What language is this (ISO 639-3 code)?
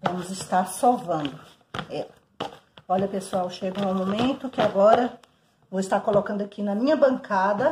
por